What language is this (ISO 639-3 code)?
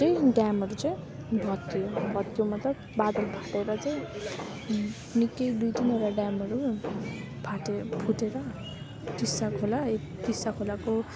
nep